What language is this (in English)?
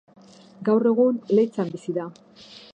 Basque